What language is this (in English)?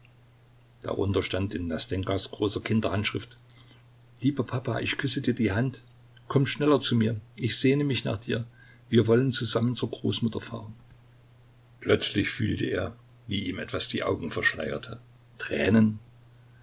German